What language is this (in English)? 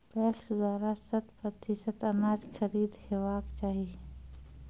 Maithili